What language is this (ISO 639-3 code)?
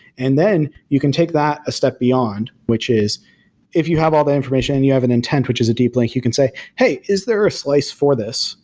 eng